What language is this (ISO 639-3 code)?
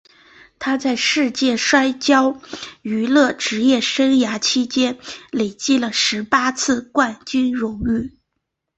zho